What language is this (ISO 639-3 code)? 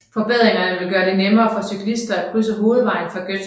dan